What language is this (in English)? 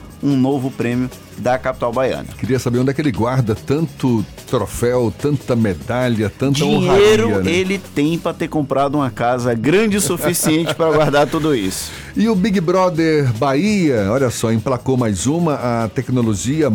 Portuguese